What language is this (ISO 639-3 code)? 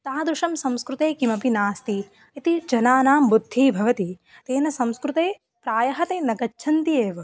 san